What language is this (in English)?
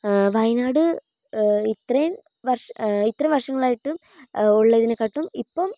Malayalam